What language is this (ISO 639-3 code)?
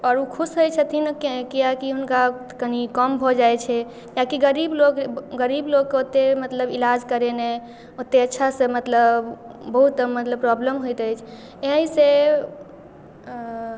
mai